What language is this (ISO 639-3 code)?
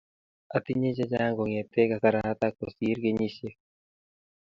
kln